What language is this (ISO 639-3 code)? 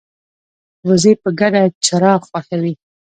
pus